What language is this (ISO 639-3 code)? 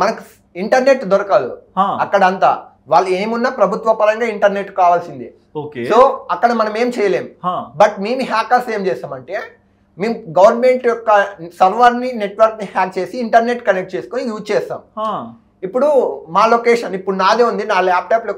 tel